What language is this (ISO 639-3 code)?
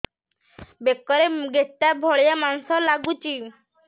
ori